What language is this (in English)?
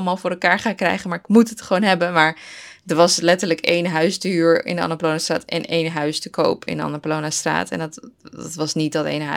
Dutch